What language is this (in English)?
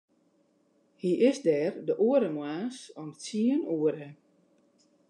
Western Frisian